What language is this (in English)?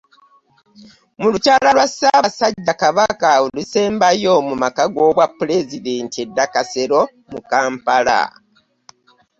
Ganda